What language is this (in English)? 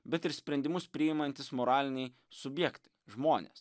Lithuanian